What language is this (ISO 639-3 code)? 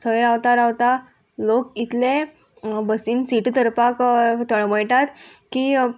kok